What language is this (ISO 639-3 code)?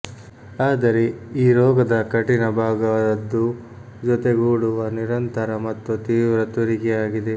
kan